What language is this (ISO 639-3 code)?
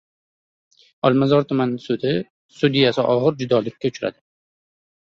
uzb